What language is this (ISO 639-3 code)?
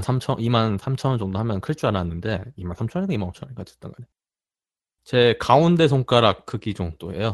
kor